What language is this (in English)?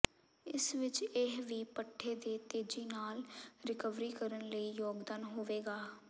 Punjabi